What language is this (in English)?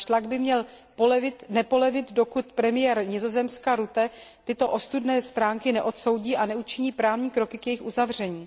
Czech